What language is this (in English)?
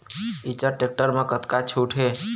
Chhattisgarhi